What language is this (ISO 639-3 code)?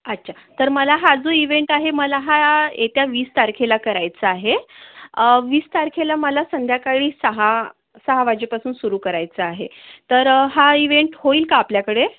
mar